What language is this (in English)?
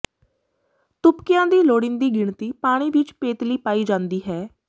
Punjabi